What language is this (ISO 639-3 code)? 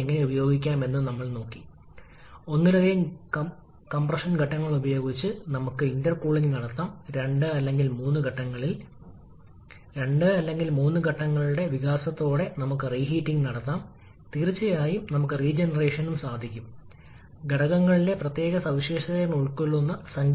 mal